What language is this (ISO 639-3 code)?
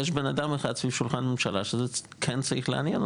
heb